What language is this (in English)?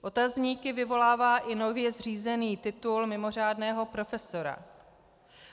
Czech